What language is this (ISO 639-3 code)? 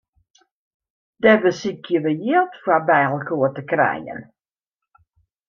fry